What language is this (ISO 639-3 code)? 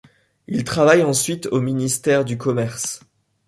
fra